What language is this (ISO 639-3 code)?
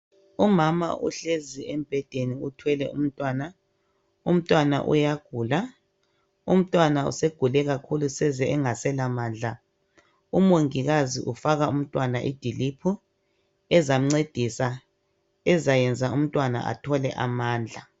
nde